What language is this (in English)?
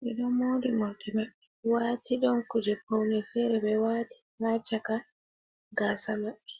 Fula